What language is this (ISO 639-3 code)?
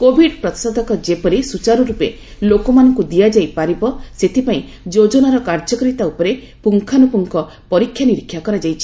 ori